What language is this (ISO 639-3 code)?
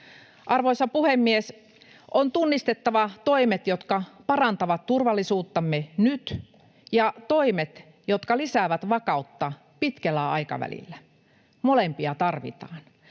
fin